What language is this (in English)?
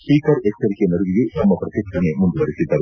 Kannada